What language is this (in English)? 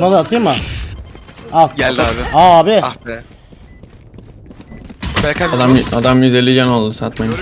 Turkish